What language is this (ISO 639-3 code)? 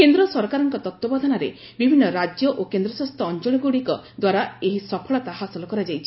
ori